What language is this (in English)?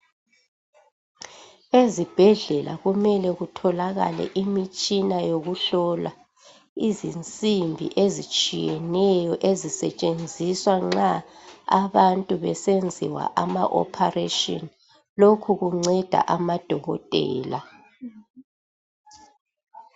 North Ndebele